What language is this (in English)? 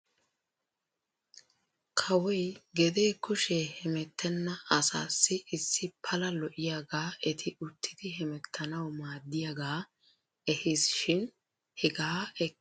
Wolaytta